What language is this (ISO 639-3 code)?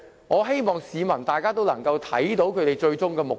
yue